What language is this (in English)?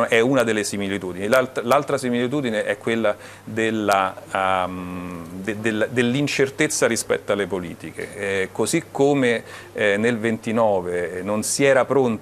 Italian